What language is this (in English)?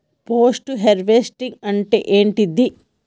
Telugu